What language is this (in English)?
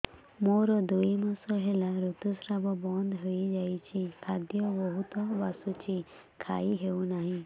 Odia